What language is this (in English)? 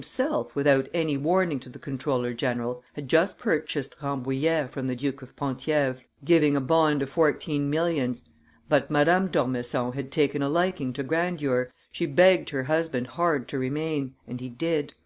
English